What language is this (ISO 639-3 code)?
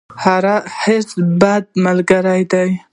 pus